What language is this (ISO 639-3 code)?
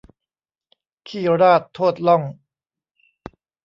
tha